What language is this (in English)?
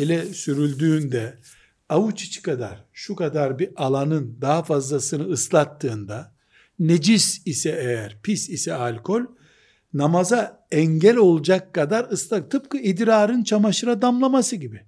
Turkish